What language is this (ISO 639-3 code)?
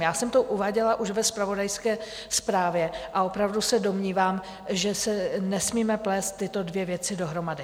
ces